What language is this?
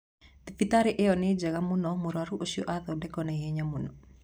Kikuyu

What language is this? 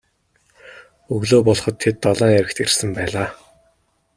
Mongolian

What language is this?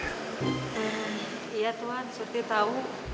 Indonesian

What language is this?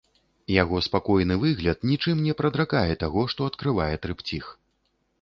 Belarusian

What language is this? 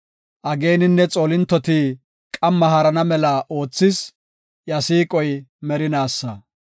Gofa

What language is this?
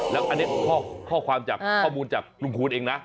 Thai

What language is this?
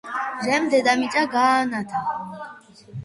Georgian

